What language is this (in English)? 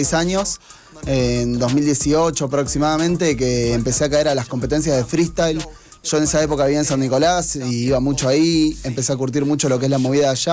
Spanish